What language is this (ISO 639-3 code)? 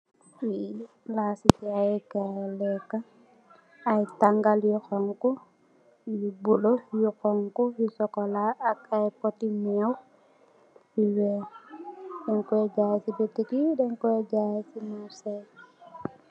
wol